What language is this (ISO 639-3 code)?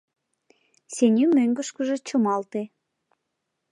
chm